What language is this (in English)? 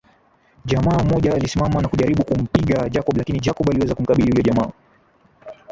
Swahili